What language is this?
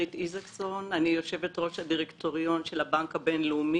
Hebrew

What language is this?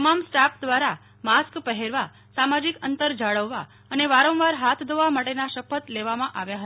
Gujarati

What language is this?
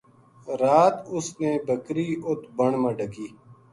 Gujari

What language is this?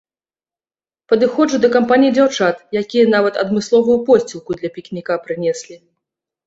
Belarusian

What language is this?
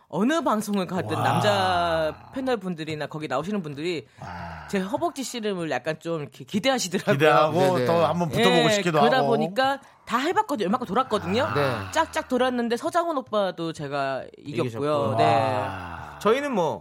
Korean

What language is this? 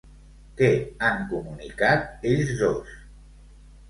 Catalan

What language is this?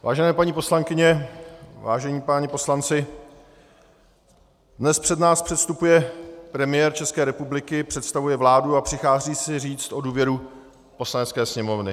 Czech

